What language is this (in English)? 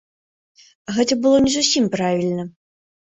Belarusian